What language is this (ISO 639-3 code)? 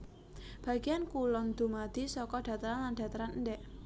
jav